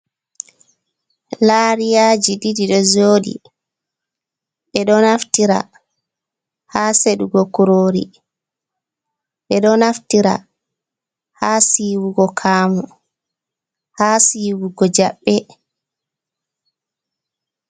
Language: Fula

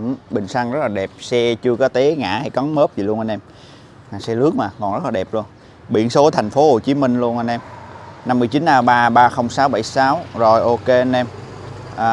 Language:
Vietnamese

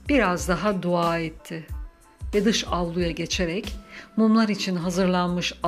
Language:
Turkish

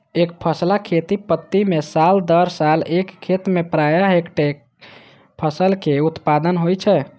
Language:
Maithili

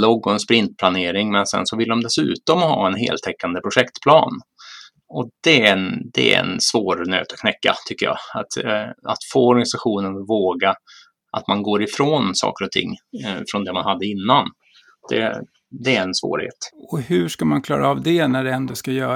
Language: Swedish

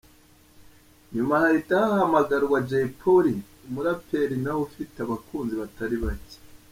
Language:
Kinyarwanda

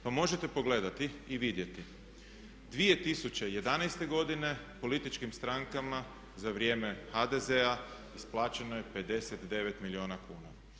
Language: Croatian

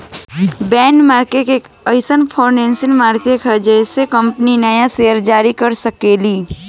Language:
Bhojpuri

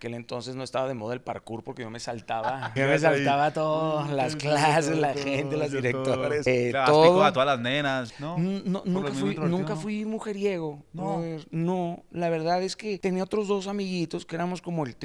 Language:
Spanish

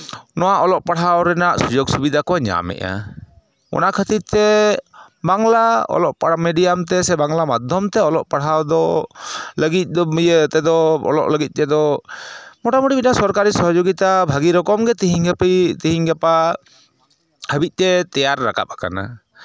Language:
Santali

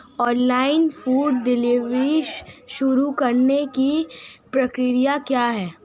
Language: Hindi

